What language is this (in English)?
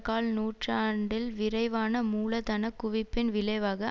Tamil